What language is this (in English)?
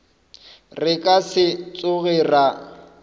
Northern Sotho